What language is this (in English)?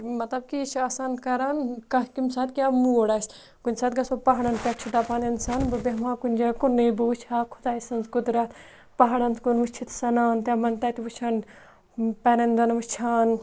Kashmiri